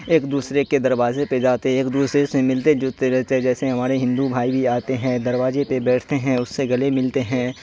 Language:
Urdu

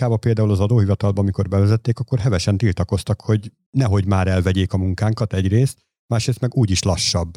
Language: Hungarian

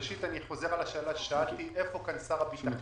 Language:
Hebrew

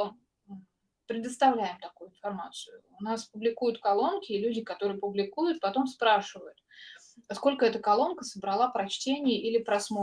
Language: Russian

